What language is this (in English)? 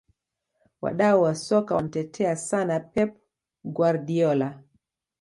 Swahili